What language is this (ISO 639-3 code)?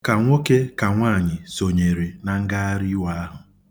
ibo